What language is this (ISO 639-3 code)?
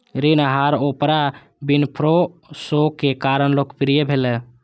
mai